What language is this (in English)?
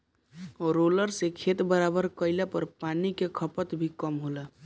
Bhojpuri